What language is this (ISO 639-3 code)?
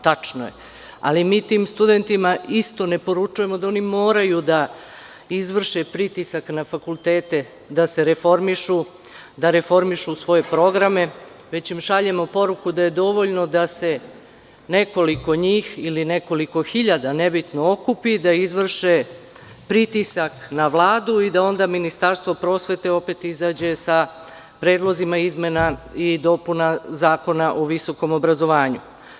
srp